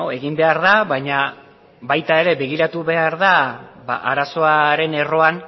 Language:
Basque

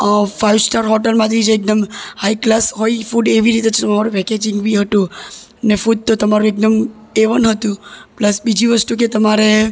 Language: Gujarati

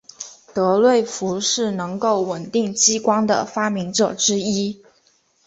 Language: Chinese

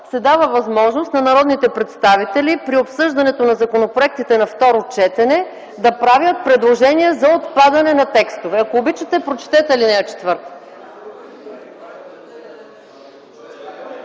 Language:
Bulgarian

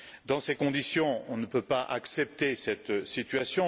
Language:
French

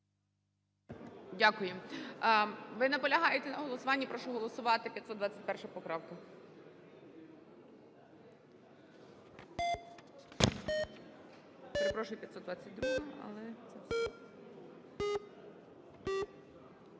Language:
Ukrainian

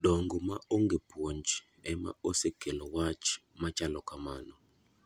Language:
Luo (Kenya and Tanzania)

